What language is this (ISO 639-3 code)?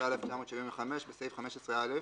heb